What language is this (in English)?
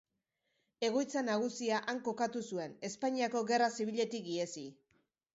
Basque